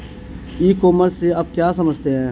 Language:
Hindi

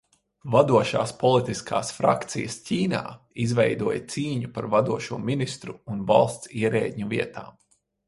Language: Latvian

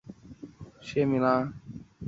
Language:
Chinese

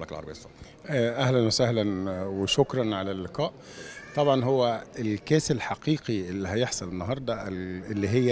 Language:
Arabic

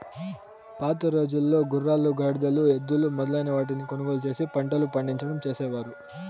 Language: Telugu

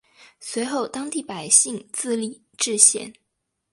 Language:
Chinese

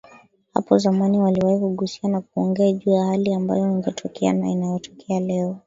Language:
Swahili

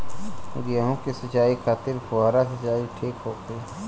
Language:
Bhojpuri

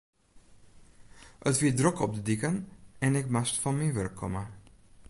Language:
Western Frisian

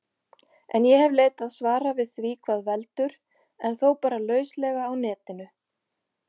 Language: Icelandic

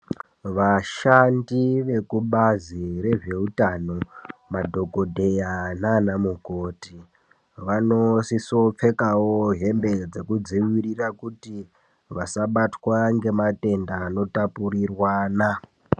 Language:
Ndau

